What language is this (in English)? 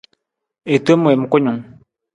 Nawdm